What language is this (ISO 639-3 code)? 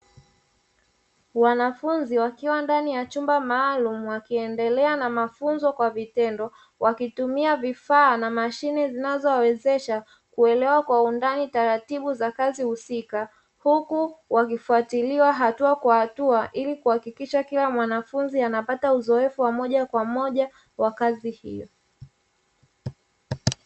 swa